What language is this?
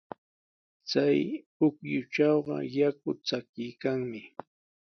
Sihuas Ancash Quechua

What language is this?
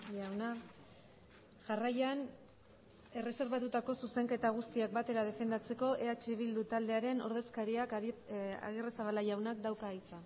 Basque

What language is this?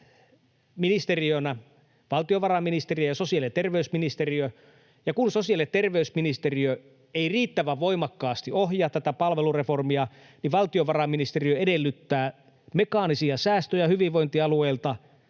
Finnish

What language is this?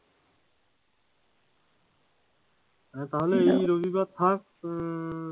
Bangla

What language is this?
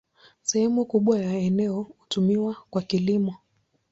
Swahili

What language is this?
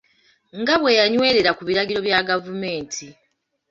Ganda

